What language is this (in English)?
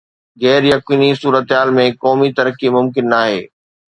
Sindhi